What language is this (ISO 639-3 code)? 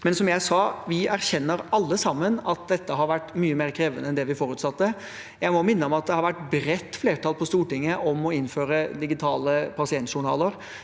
nor